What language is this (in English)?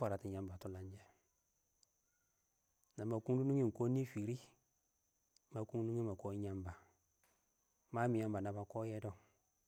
Awak